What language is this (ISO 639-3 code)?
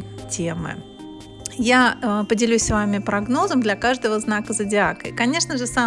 rus